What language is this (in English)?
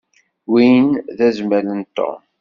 Kabyle